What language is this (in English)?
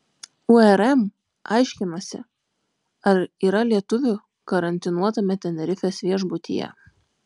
Lithuanian